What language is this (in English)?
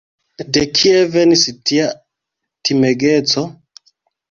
Esperanto